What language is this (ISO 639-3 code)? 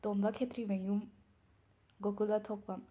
mni